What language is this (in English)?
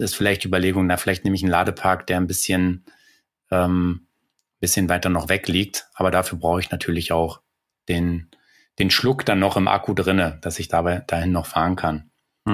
German